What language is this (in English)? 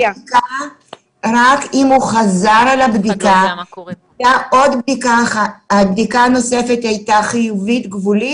Hebrew